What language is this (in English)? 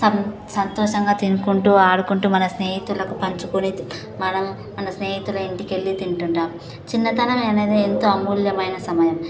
Telugu